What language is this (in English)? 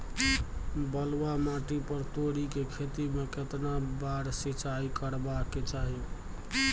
Maithili